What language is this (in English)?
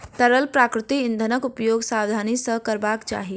Maithili